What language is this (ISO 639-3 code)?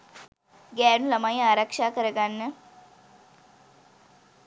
sin